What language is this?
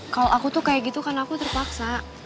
Indonesian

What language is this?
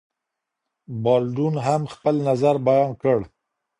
Pashto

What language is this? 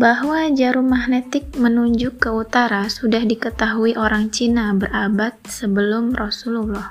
Indonesian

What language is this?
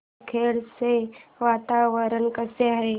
Marathi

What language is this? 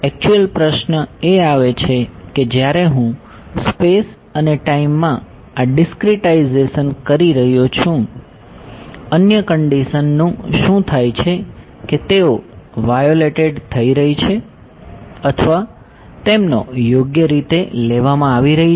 Gujarati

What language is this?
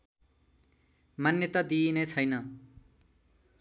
Nepali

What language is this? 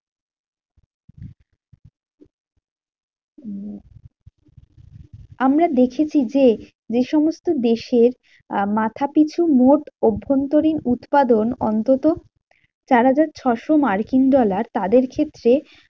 Bangla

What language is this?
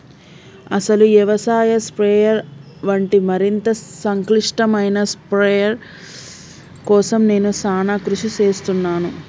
Telugu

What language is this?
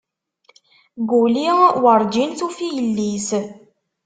Kabyle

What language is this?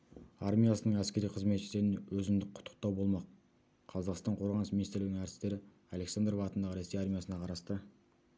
Kazakh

